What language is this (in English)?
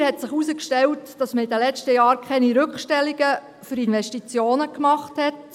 Swiss German